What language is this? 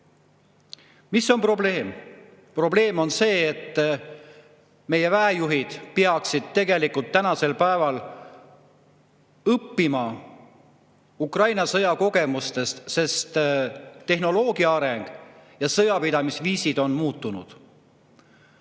Estonian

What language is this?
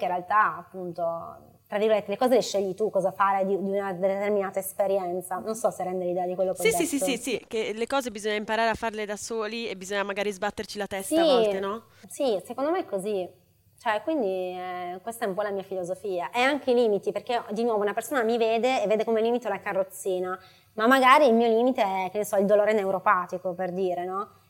Italian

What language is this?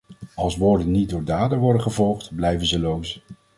Dutch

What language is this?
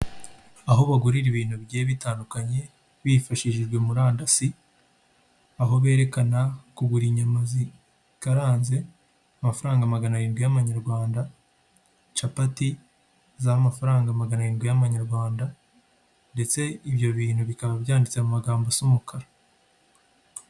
Kinyarwanda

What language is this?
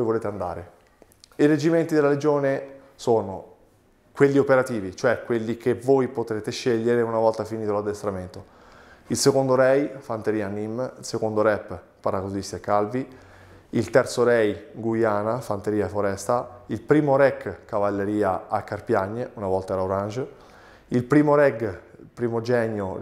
Italian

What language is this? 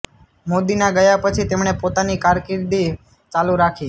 Gujarati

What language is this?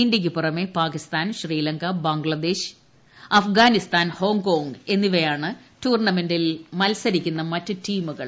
Malayalam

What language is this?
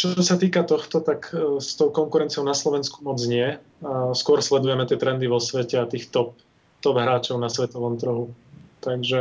Slovak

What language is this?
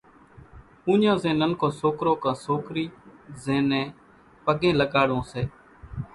Kachi Koli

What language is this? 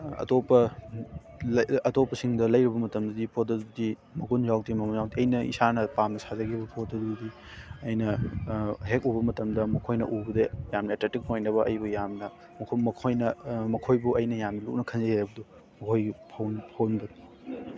Manipuri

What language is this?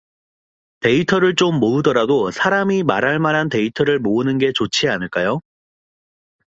Korean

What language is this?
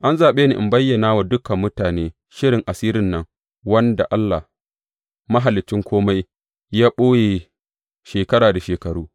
Hausa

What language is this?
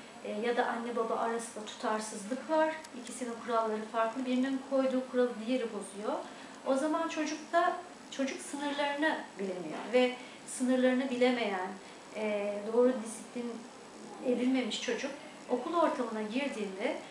Turkish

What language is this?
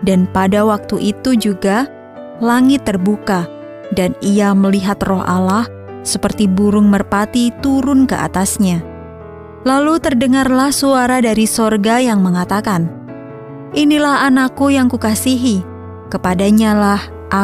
Indonesian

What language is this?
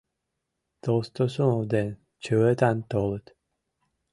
Mari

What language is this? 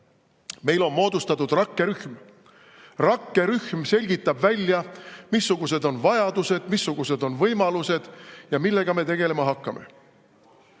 Estonian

